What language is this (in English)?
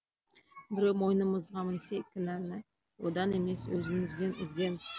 Kazakh